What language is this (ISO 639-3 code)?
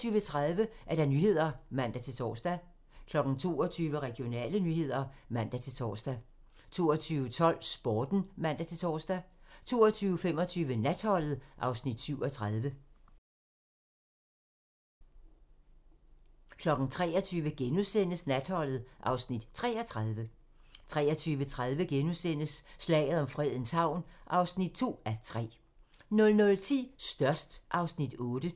dan